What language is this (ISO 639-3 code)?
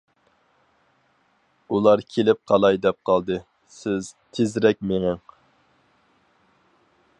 uig